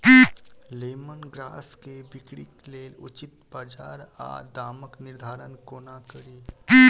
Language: Maithili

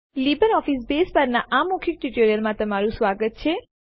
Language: Gujarati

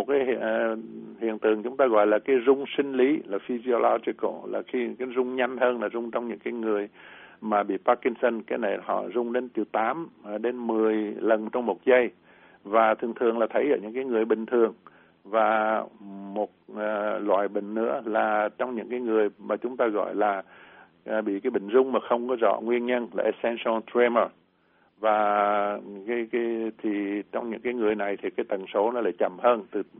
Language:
Vietnamese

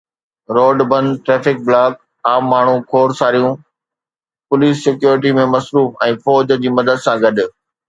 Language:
Sindhi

